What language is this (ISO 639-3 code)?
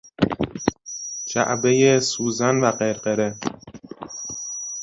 fas